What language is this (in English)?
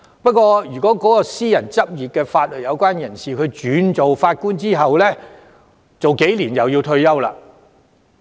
Cantonese